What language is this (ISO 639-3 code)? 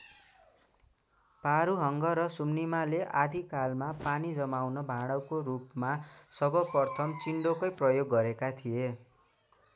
nep